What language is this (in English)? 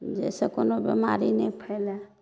Maithili